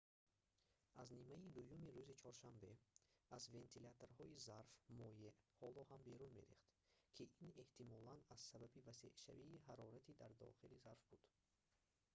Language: Tajik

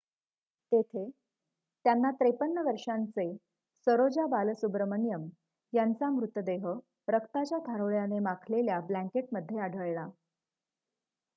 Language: Marathi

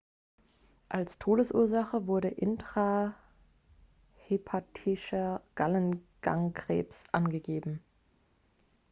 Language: German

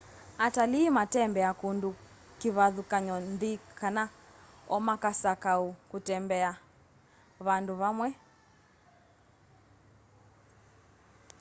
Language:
Kamba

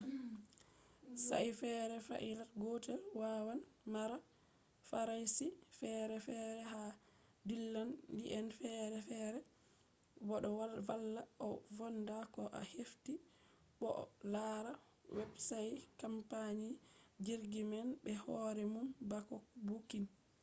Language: Fula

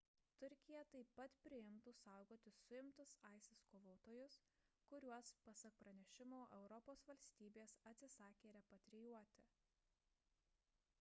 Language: Lithuanian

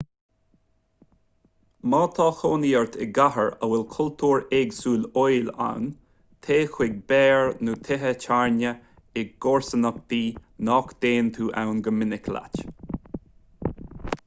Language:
Irish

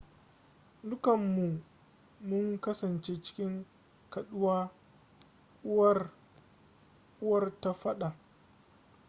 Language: Hausa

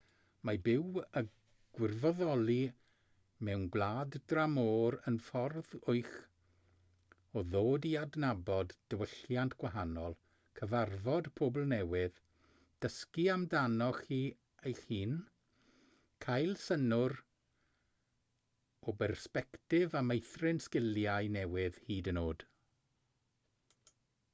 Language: Welsh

